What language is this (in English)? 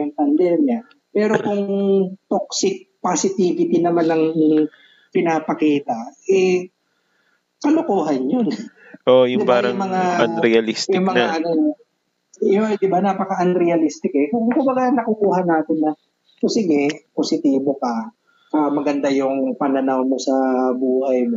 Filipino